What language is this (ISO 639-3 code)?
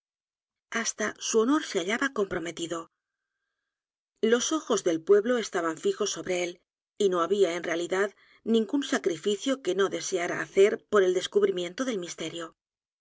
spa